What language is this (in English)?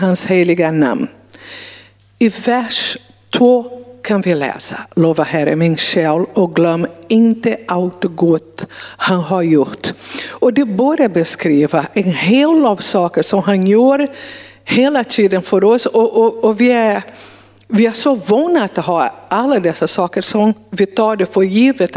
Swedish